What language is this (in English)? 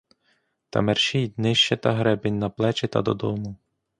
Ukrainian